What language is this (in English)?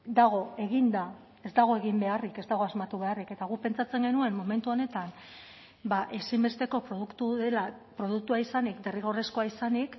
Basque